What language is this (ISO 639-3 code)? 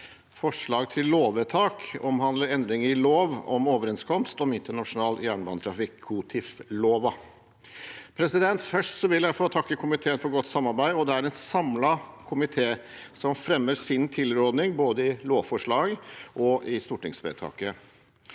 nor